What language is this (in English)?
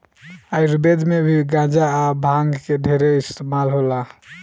Bhojpuri